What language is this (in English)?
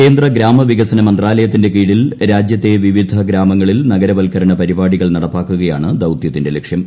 Malayalam